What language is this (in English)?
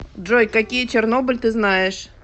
Russian